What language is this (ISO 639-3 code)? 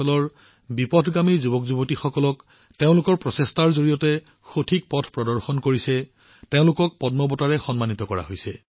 asm